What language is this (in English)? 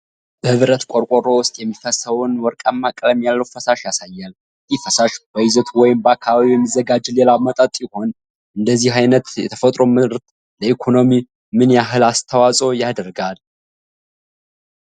Amharic